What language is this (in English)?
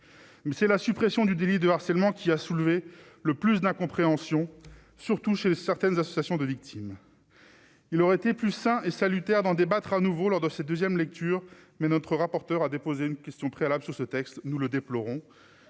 French